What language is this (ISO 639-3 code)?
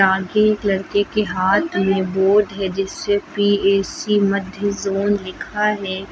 hin